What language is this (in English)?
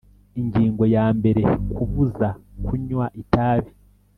Kinyarwanda